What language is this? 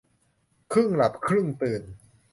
Thai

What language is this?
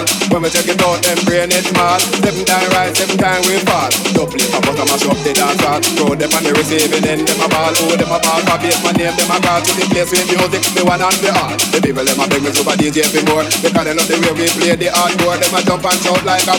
English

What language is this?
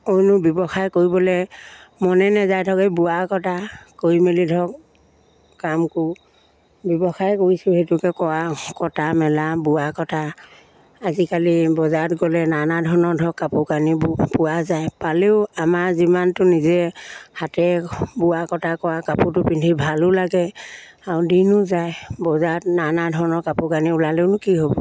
Assamese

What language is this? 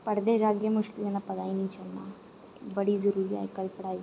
Dogri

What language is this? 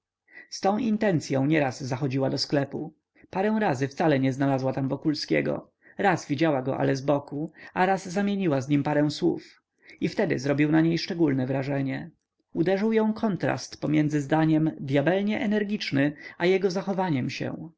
Polish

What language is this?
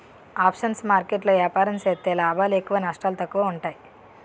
Telugu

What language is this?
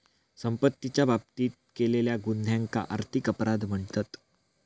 Marathi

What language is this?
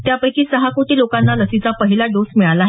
Marathi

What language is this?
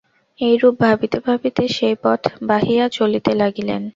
Bangla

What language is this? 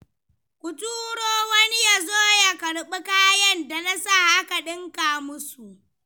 Hausa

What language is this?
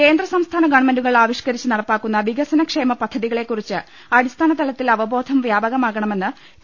Malayalam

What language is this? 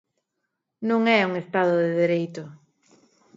Galician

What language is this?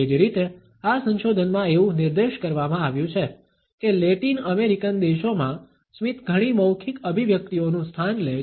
Gujarati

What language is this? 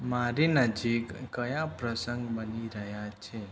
Gujarati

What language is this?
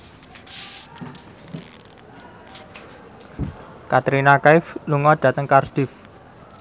Javanese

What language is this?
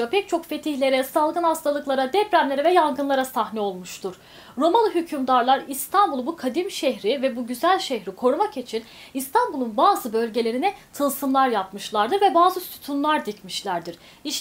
Turkish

